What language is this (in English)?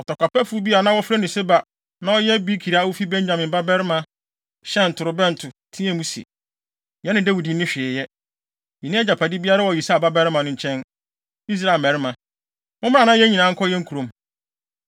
Akan